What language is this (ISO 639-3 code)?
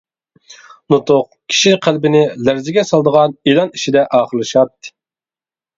uig